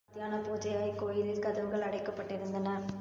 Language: Tamil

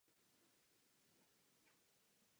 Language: Czech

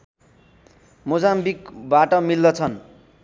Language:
Nepali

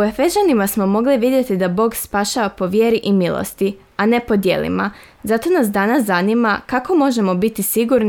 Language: Croatian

